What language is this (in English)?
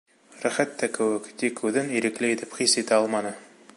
Bashkir